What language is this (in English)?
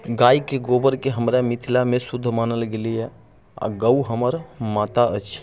Maithili